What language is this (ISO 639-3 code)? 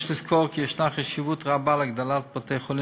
heb